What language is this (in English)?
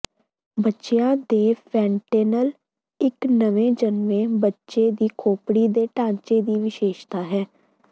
Punjabi